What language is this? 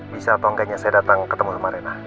Indonesian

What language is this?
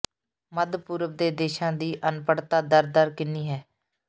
Punjabi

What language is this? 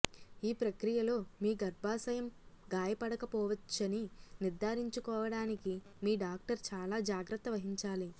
Telugu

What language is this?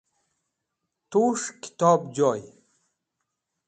Wakhi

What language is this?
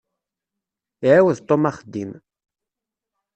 Kabyle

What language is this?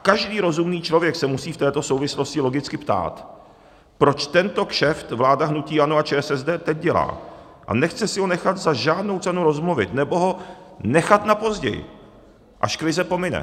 Czech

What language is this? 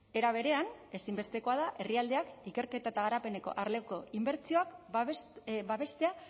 Basque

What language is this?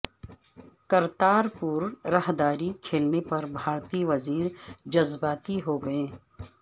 Urdu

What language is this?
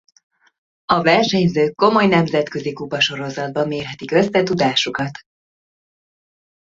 Hungarian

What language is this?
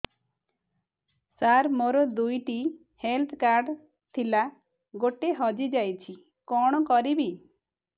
Odia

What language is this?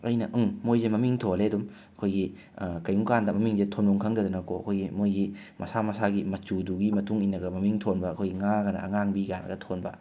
Manipuri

